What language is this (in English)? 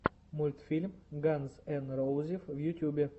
Russian